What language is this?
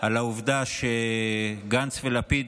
Hebrew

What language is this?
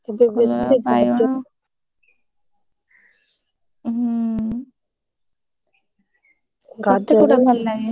Odia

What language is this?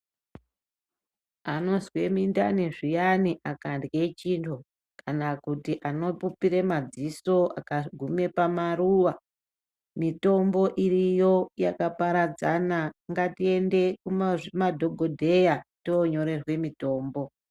Ndau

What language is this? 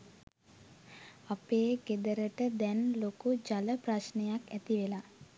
Sinhala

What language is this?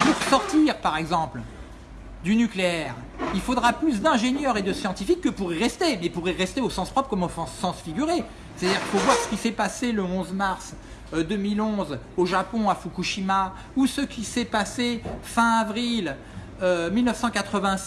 French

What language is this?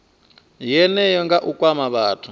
Venda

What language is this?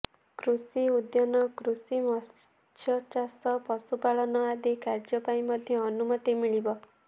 Odia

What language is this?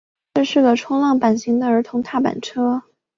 Chinese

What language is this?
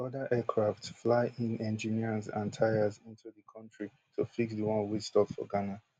Nigerian Pidgin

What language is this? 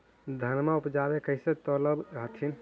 Magahi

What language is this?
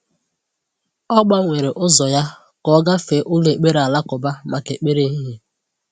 Igbo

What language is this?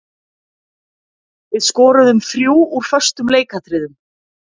Icelandic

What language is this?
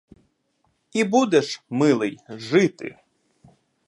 Ukrainian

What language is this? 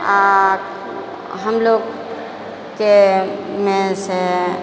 Maithili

